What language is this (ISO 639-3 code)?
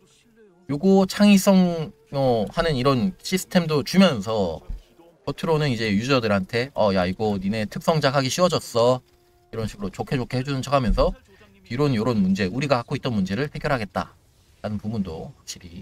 kor